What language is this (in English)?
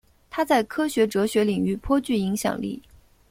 Chinese